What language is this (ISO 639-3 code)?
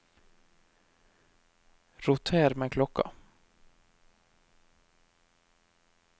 nor